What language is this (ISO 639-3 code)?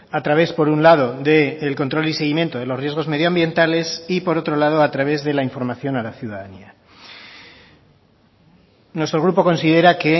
spa